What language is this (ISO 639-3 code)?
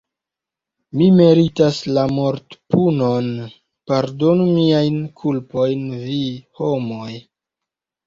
epo